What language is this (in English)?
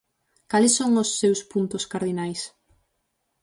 Galician